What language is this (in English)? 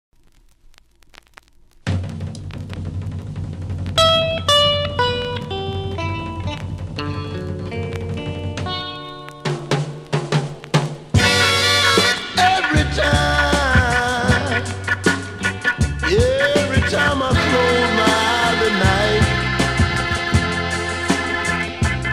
English